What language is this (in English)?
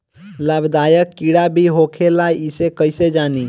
Bhojpuri